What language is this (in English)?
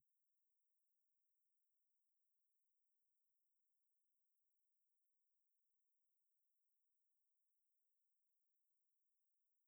Dadiya